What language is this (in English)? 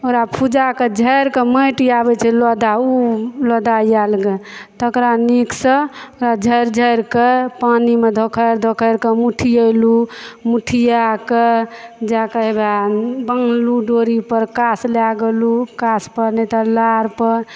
Maithili